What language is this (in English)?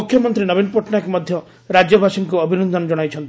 Odia